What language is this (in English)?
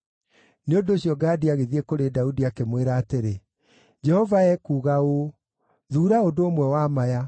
Kikuyu